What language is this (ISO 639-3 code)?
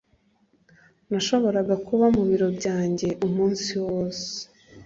kin